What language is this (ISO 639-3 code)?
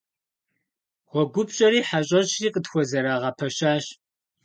kbd